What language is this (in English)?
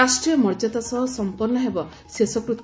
Odia